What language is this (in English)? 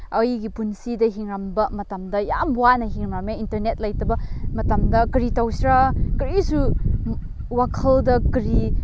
Manipuri